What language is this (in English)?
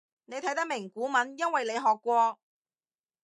Cantonese